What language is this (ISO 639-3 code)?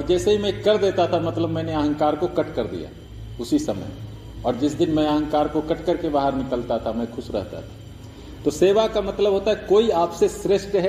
hin